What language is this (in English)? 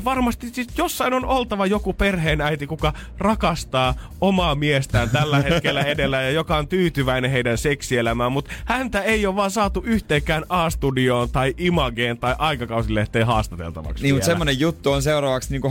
Finnish